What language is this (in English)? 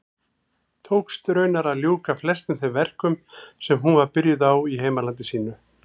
Icelandic